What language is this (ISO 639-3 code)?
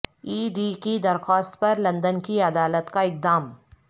urd